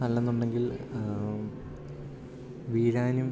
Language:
Malayalam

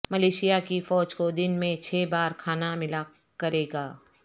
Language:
Urdu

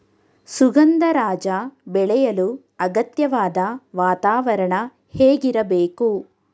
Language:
Kannada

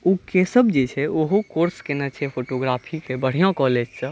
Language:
Maithili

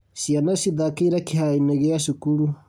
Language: Kikuyu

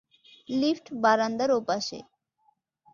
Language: Bangla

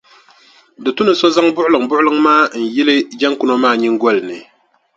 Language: Dagbani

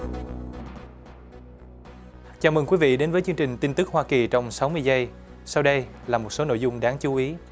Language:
Vietnamese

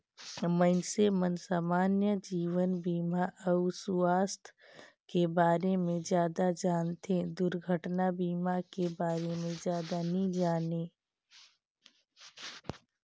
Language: Chhattisgarhi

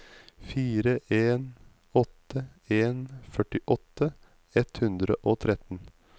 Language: Norwegian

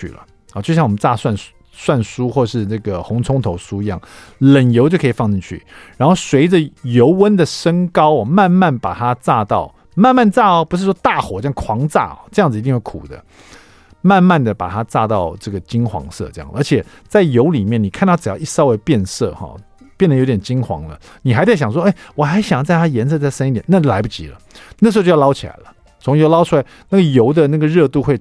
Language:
Chinese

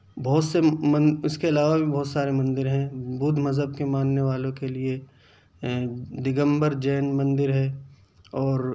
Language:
Urdu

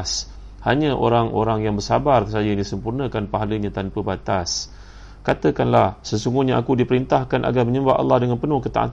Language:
Malay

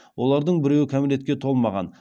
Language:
Kazakh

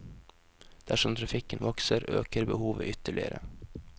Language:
Norwegian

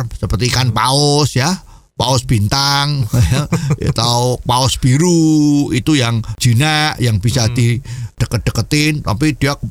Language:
Indonesian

